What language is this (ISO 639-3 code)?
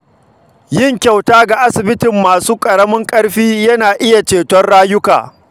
hau